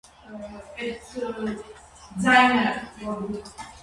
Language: Armenian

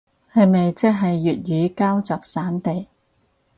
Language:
Cantonese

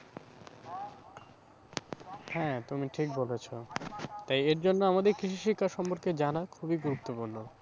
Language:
Bangla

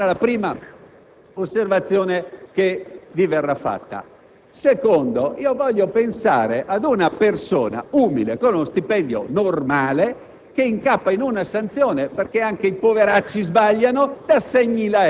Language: Italian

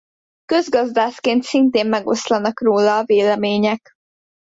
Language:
Hungarian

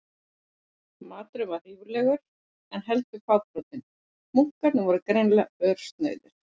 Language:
Icelandic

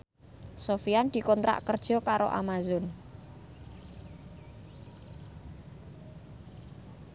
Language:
Javanese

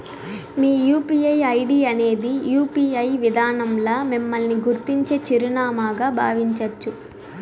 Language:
Telugu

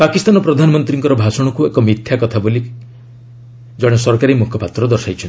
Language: Odia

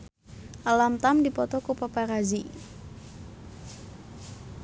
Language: Sundanese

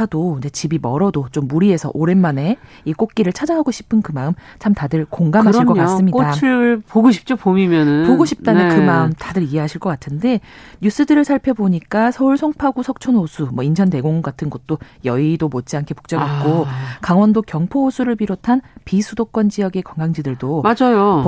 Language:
Korean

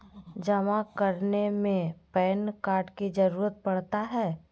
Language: Magahi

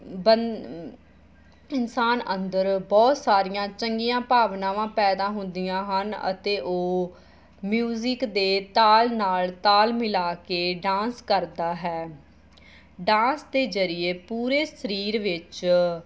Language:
Punjabi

